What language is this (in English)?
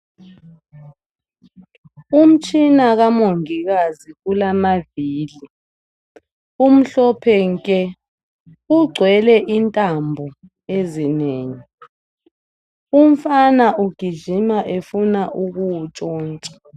North Ndebele